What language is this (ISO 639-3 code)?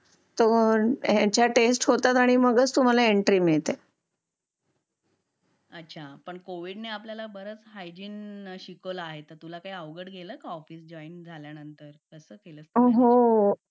mar